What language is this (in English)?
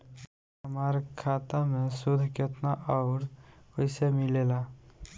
Bhojpuri